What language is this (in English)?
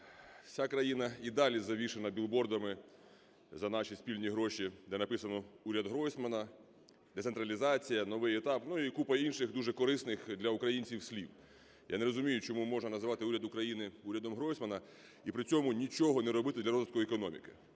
Ukrainian